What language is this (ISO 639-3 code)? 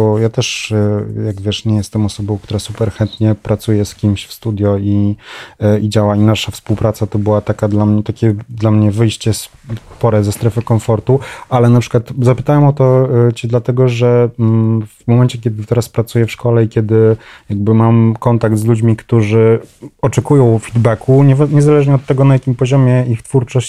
pol